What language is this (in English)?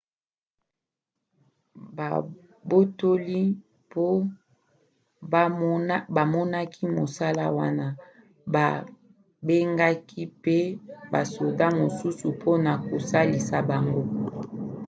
Lingala